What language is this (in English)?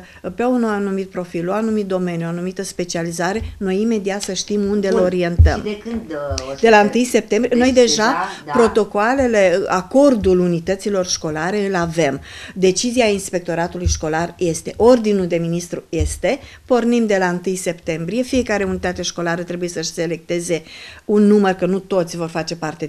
Romanian